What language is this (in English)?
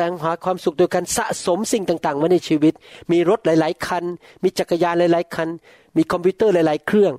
Thai